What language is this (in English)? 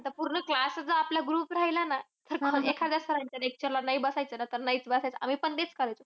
Marathi